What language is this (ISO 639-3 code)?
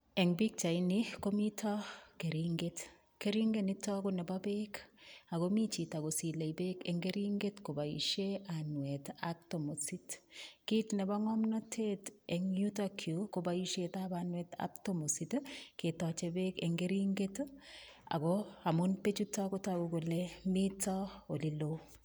kln